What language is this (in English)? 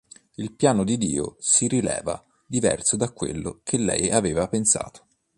Italian